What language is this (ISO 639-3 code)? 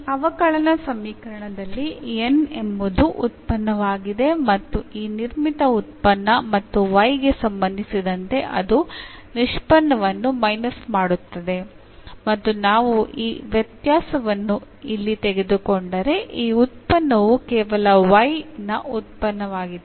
kan